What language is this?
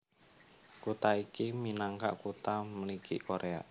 Javanese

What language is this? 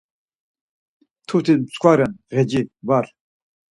Laz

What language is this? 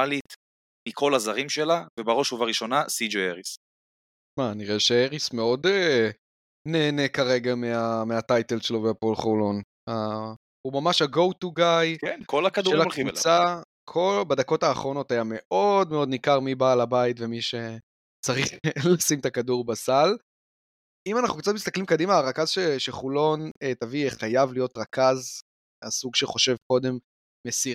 Hebrew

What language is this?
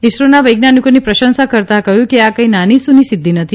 Gujarati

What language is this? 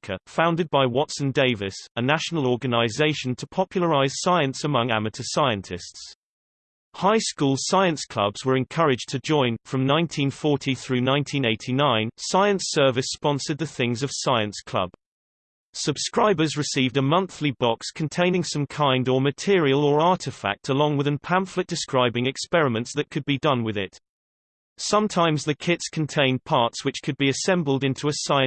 English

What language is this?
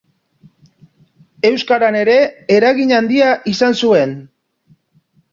Basque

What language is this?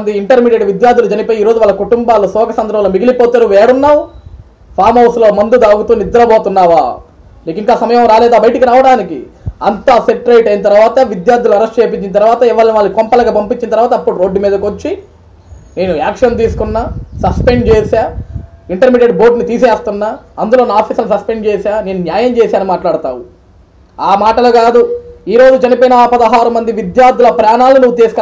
Telugu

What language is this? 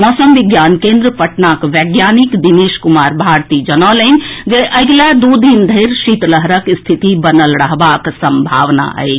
Maithili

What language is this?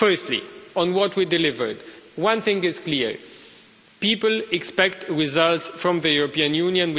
English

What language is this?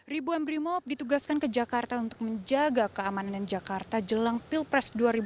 Indonesian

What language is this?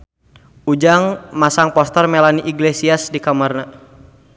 Sundanese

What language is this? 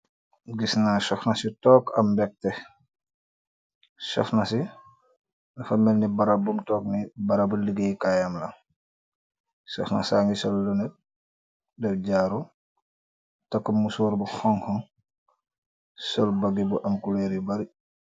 Wolof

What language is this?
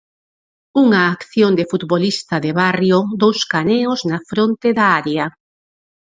Galician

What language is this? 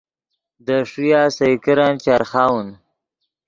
Yidgha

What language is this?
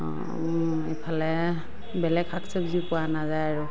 Assamese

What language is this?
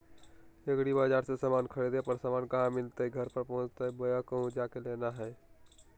Magahi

